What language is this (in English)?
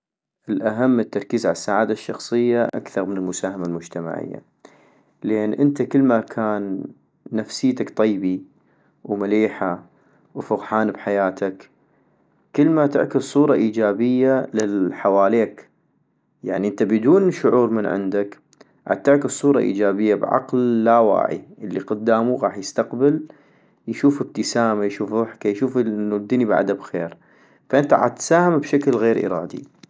North Mesopotamian Arabic